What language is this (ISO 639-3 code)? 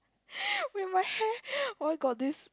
eng